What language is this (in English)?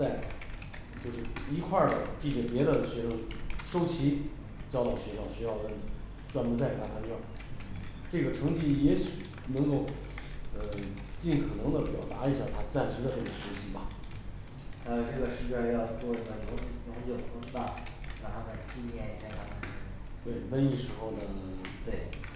Chinese